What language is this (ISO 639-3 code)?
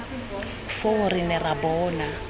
tsn